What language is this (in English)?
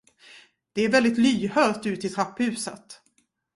Swedish